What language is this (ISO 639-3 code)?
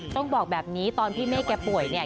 tha